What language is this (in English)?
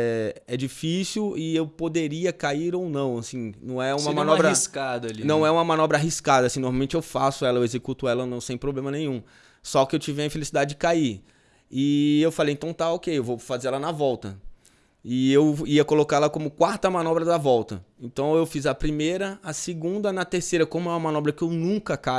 Portuguese